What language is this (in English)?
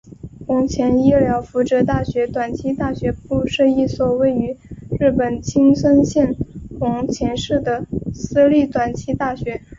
Chinese